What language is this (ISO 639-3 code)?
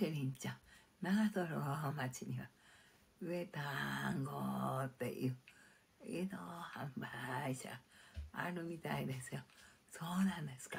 jpn